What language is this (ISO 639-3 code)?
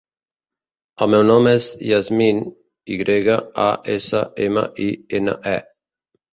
cat